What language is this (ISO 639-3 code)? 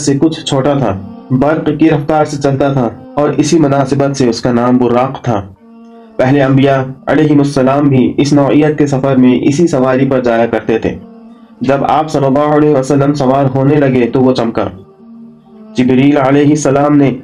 urd